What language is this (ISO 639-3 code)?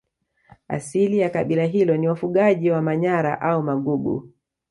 swa